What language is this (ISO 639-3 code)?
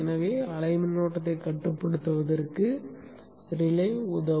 tam